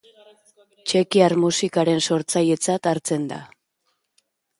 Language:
Basque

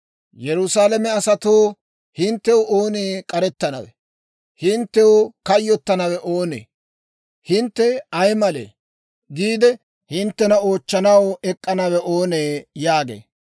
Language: Dawro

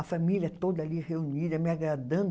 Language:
Portuguese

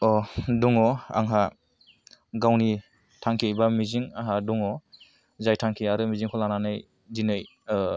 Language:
Bodo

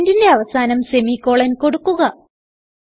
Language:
Malayalam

